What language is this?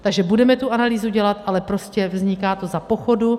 Czech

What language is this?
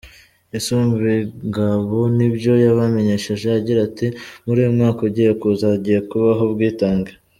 Kinyarwanda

